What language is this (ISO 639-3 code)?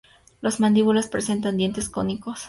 spa